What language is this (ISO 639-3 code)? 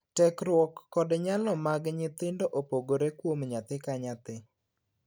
luo